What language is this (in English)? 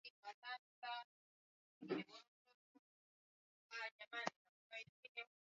Swahili